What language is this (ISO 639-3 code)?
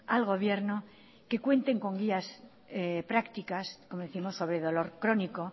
spa